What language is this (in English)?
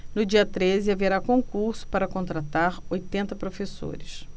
Portuguese